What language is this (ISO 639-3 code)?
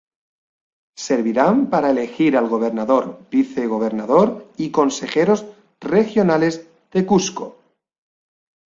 spa